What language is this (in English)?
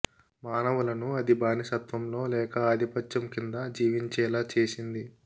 Telugu